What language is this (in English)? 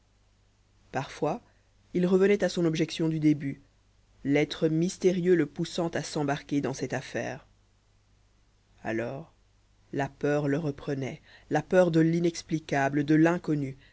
French